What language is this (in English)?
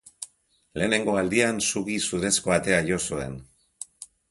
Basque